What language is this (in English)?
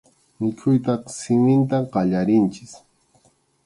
Arequipa-La Unión Quechua